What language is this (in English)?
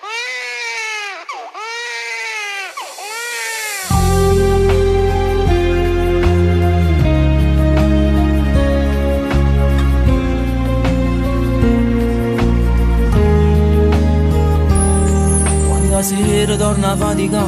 Romanian